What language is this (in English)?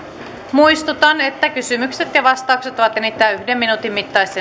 Finnish